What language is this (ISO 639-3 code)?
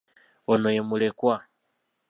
lug